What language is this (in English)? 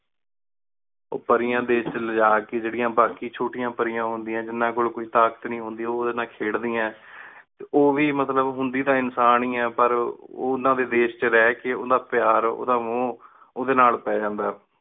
Punjabi